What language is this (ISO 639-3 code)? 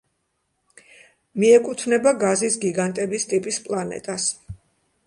kat